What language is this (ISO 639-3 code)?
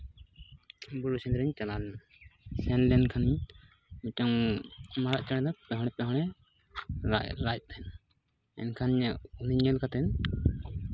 sat